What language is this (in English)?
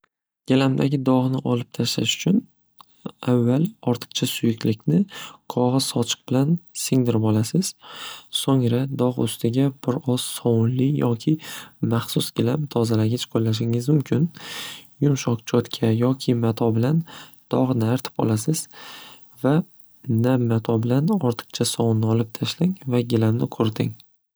Uzbek